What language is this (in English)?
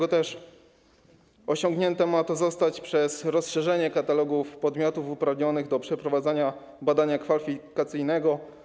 Polish